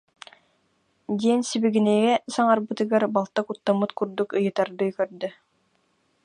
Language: Yakut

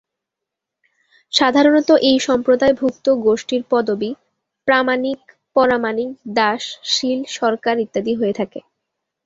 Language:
Bangla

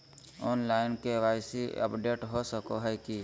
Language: Magahi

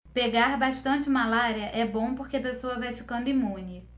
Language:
Portuguese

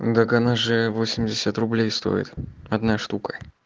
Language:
Russian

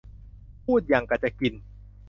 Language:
Thai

